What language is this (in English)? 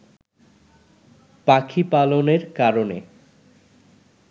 Bangla